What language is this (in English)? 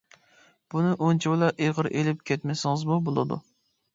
Uyghur